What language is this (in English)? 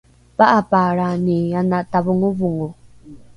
Rukai